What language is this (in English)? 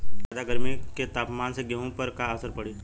Bhojpuri